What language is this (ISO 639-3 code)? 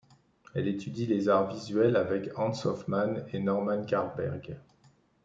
fra